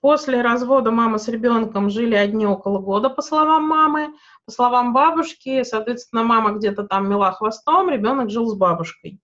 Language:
Russian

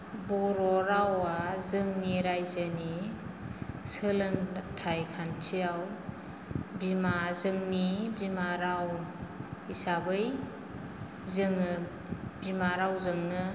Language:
Bodo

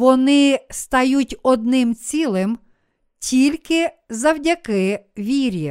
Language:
Ukrainian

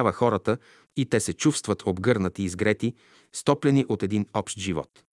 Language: Bulgarian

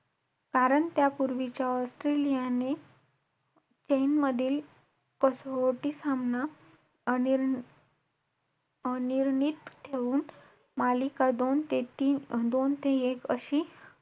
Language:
Marathi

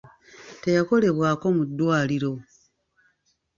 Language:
Ganda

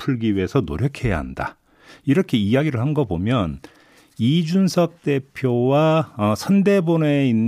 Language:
Korean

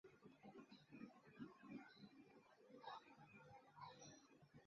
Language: Chinese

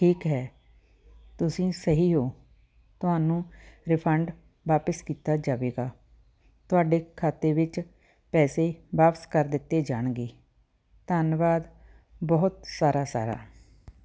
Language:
Punjabi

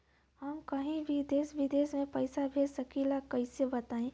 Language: Bhojpuri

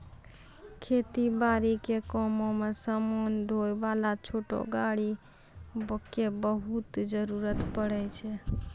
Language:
Maithili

